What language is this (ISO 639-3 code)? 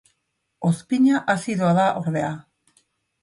eus